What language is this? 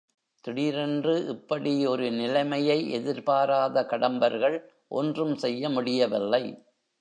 Tamil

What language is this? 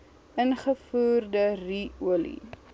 Afrikaans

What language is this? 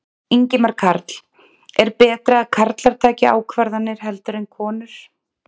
Icelandic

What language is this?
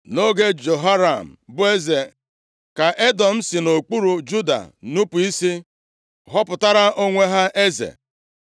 Igbo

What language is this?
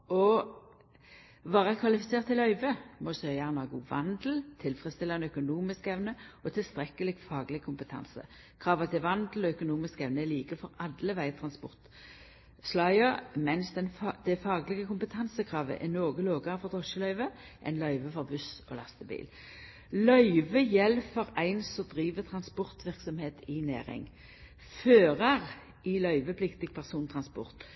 Norwegian Nynorsk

